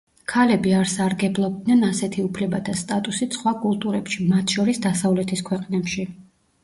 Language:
Georgian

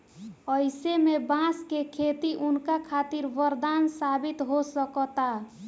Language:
Bhojpuri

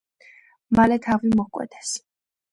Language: Georgian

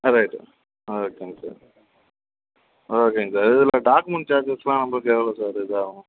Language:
Tamil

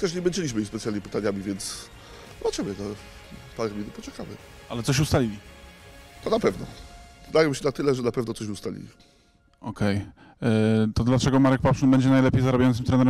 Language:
Polish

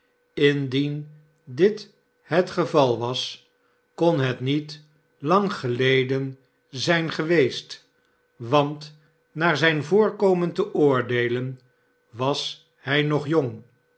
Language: Dutch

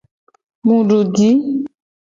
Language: Gen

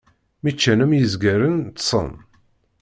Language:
Kabyle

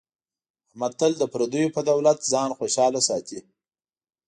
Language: Pashto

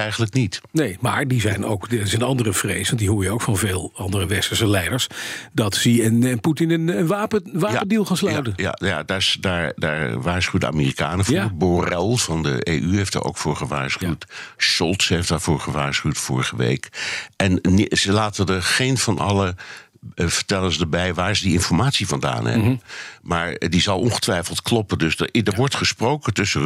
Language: Dutch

